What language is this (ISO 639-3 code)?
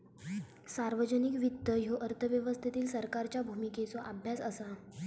mar